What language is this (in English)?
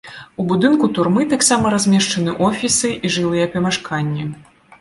Belarusian